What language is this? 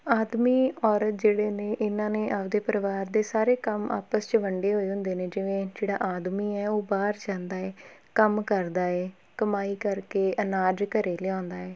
Punjabi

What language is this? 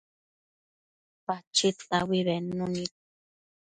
Matsés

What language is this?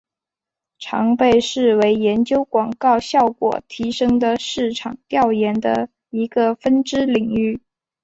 Chinese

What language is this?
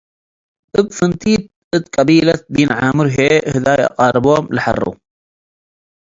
Tigre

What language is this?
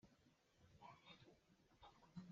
Hakha Chin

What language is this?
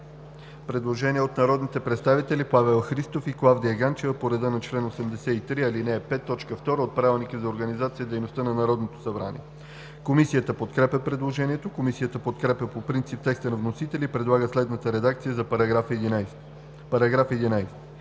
Bulgarian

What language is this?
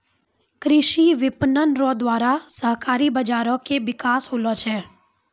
Maithili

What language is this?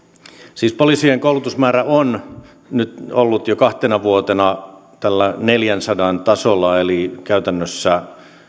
Finnish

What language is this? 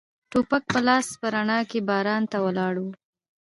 Pashto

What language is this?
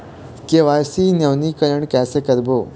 Chhattisgarhi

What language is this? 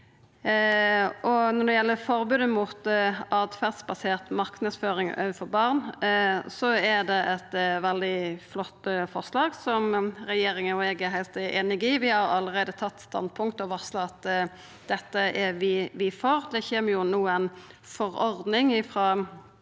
Norwegian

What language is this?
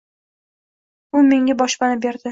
Uzbek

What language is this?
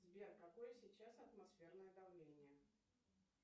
Russian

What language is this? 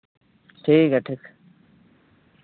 Santali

